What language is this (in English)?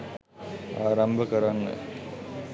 Sinhala